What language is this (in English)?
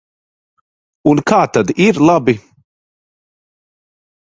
Latvian